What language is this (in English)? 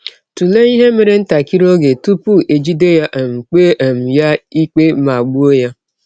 Igbo